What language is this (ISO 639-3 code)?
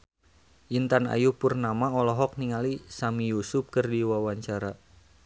sun